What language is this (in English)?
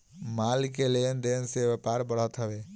Bhojpuri